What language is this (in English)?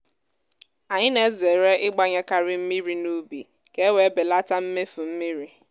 Igbo